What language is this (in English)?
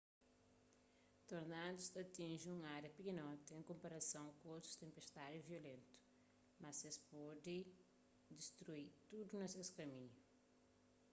Kabuverdianu